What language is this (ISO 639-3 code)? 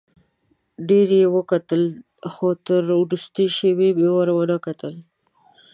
pus